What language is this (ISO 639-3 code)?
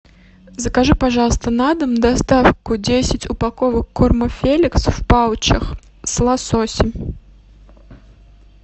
rus